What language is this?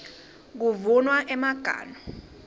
Swati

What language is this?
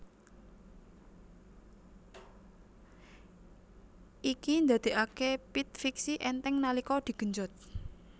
Javanese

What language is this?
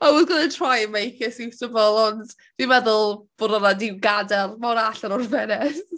Welsh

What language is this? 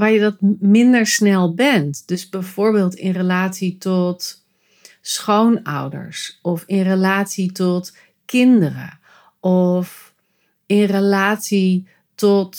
Dutch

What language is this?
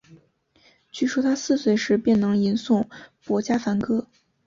Chinese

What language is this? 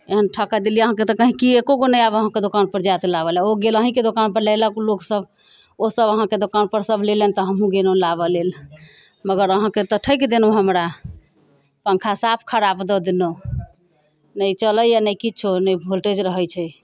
Maithili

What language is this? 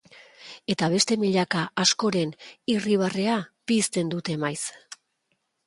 Basque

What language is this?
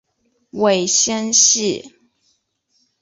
Chinese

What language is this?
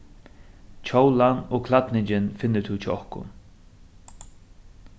Faroese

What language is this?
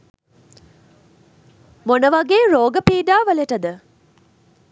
Sinhala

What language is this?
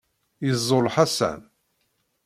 Kabyle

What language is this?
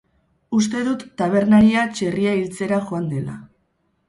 Basque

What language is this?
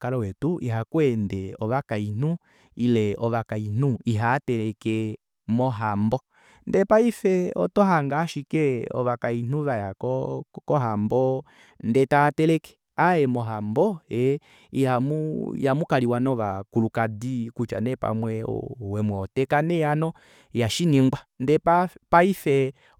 Kuanyama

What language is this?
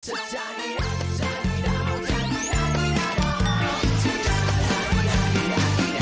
Thai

